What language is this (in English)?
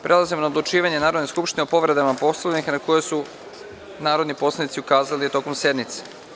Serbian